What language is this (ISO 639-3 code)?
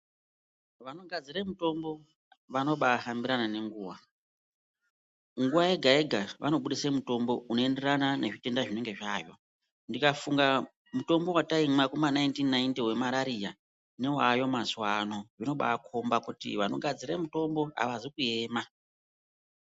ndc